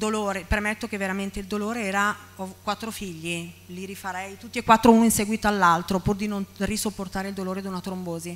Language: Italian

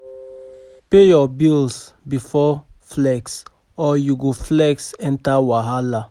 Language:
Nigerian Pidgin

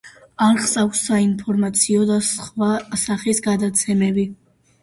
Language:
Georgian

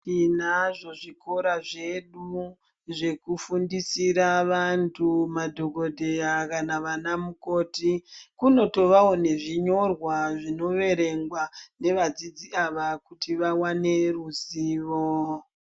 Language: Ndau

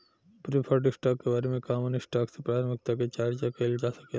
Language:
Bhojpuri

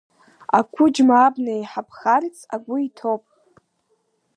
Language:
Abkhazian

